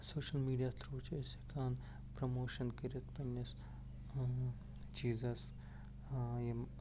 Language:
Kashmiri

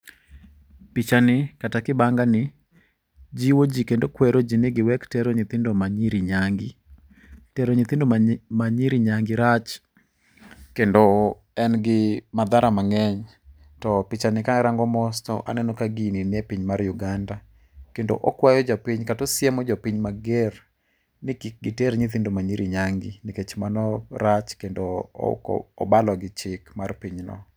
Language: Luo (Kenya and Tanzania)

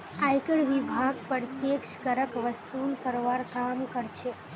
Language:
Magahi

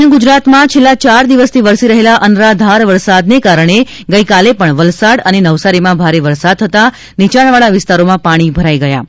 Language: Gujarati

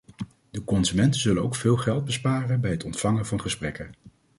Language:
Dutch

